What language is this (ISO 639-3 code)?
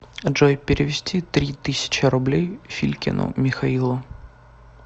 rus